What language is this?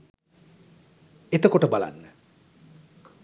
Sinhala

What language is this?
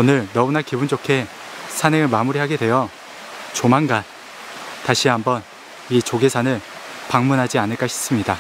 Korean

